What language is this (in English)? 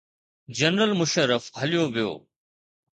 Sindhi